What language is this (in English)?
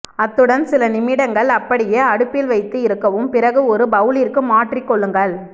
Tamil